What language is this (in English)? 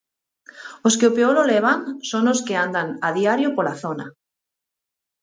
Galician